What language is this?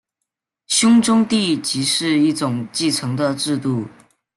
Chinese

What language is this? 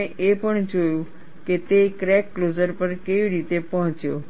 Gujarati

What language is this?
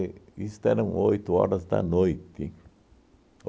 Portuguese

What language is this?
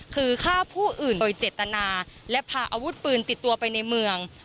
Thai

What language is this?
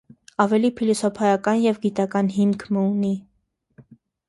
Armenian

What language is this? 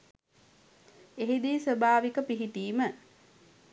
Sinhala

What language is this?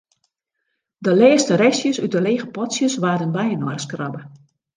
Western Frisian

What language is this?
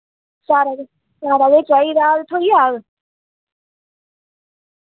Dogri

